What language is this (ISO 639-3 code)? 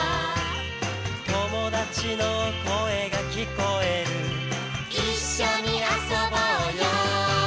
jpn